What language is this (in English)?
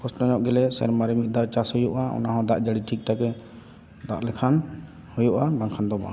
Santali